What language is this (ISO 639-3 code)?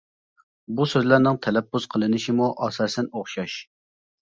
uig